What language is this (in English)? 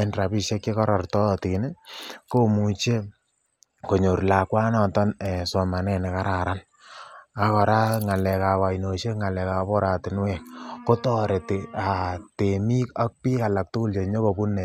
Kalenjin